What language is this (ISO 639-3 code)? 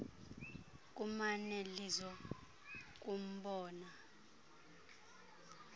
xho